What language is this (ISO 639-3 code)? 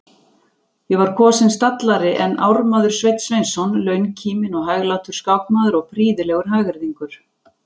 isl